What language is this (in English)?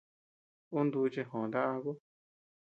Tepeuxila Cuicatec